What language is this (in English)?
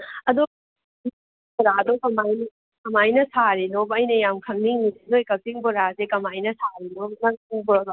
Manipuri